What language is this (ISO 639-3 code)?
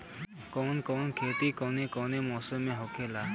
bho